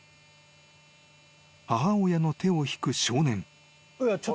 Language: Japanese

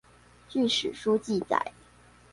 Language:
Chinese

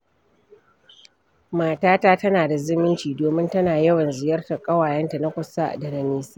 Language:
Hausa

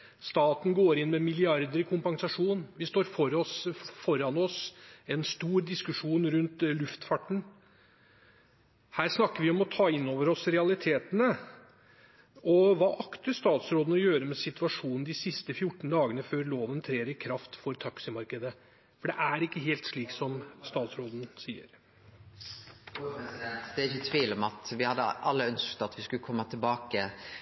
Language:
Norwegian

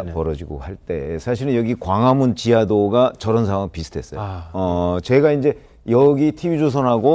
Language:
Korean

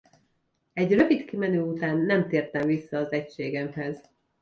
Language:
Hungarian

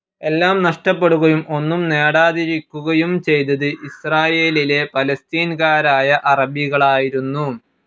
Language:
Malayalam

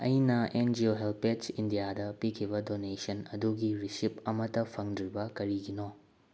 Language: Manipuri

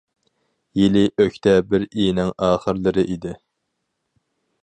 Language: Uyghur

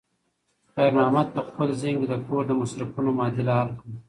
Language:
Pashto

